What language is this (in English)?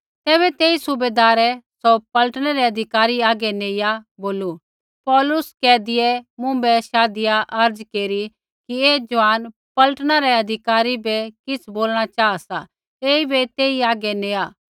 Kullu Pahari